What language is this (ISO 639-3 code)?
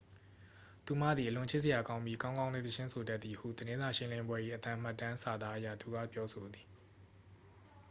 mya